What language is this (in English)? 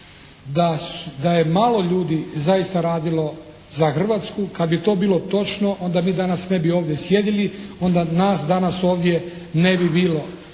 Croatian